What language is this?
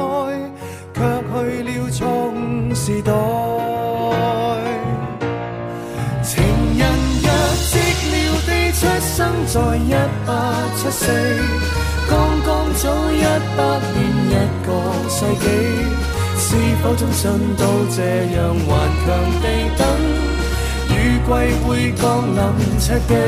Chinese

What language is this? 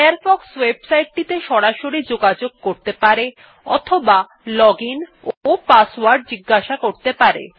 Bangla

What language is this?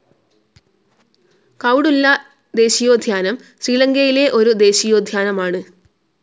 Malayalam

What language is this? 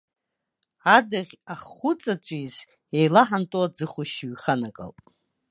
Abkhazian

